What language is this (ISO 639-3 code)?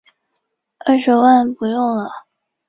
zho